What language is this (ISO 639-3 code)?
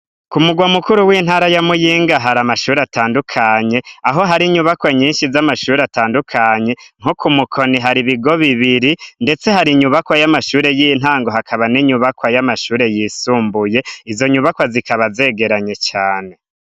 run